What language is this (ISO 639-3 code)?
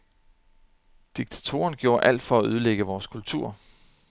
dan